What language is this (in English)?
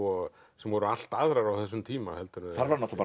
Icelandic